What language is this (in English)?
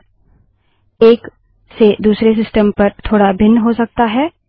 Hindi